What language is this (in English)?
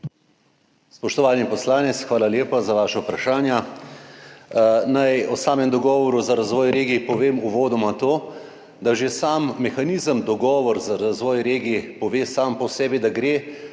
Slovenian